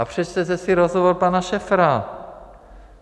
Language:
Czech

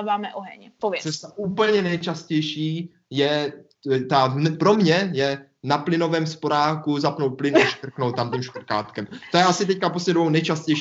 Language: Czech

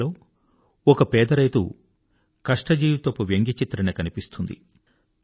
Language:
Telugu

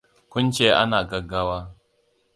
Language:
Hausa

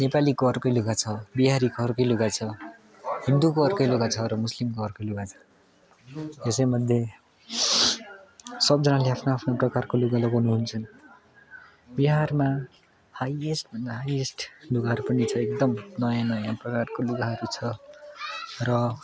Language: Nepali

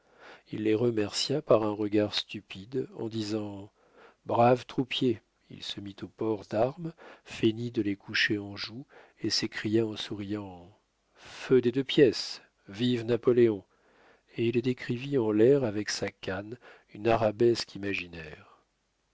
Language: French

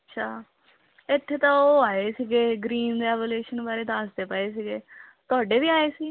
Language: Punjabi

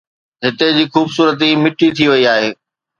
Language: Sindhi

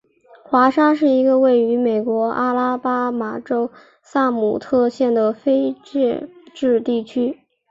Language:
Chinese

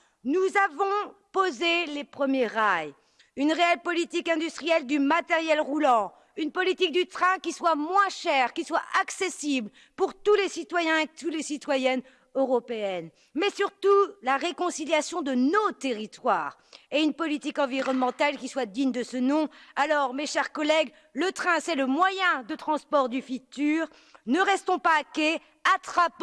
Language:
French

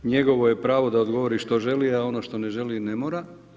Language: Croatian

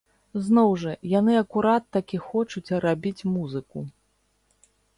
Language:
Belarusian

